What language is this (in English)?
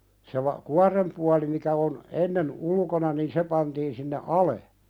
Finnish